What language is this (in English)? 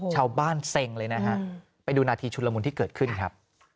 Thai